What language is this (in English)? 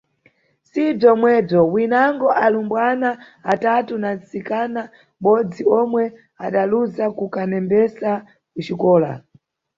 Nyungwe